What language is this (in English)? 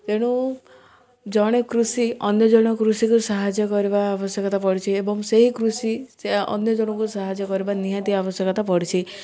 Odia